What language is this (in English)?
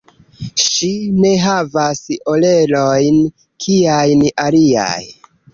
Esperanto